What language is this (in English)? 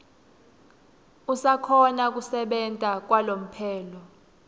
Swati